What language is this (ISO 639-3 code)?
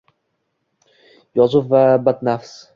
uzb